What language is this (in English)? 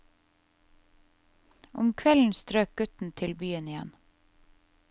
Norwegian